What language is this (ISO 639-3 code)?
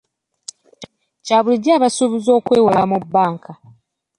lug